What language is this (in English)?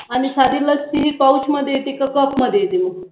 Marathi